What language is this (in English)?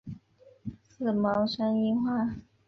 Chinese